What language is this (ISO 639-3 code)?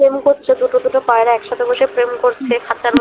ben